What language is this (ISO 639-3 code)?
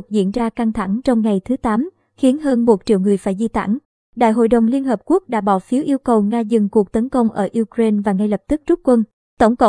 vie